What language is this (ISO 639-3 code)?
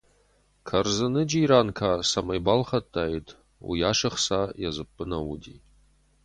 oss